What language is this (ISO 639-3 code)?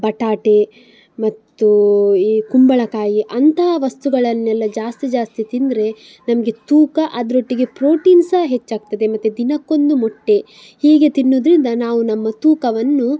kan